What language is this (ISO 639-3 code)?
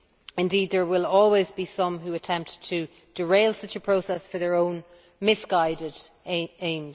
eng